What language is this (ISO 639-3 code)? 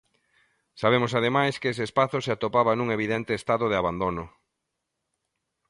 glg